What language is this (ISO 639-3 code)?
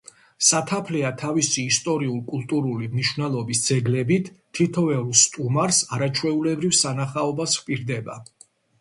kat